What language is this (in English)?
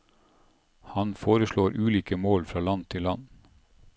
Norwegian